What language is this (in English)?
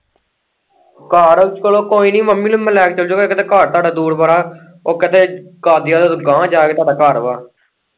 Punjabi